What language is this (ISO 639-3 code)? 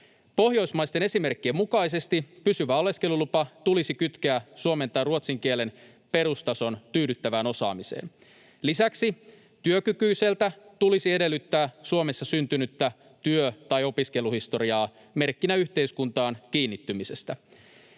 fin